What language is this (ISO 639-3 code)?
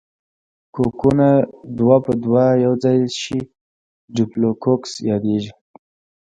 pus